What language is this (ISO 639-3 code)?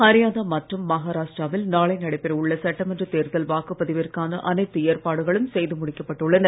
tam